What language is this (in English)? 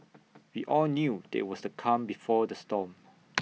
English